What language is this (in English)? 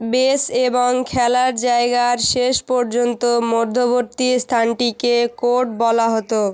Bangla